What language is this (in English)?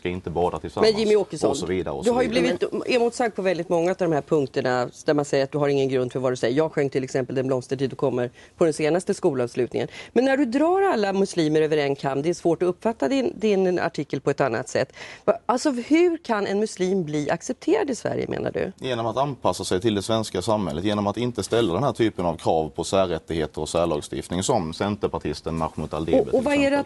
Swedish